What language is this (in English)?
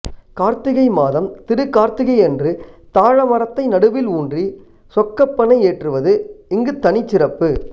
Tamil